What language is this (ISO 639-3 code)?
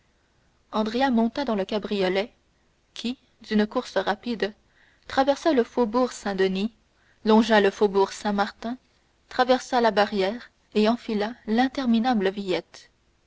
fra